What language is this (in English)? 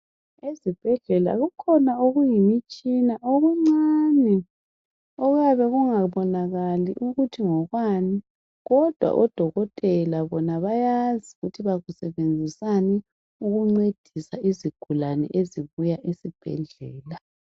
North Ndebele